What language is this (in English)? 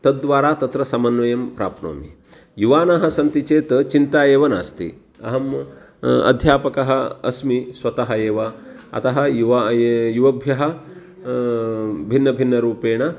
Sanskrit